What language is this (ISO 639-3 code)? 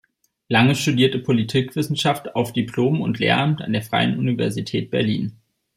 deu